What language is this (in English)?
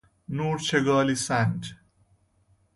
Persian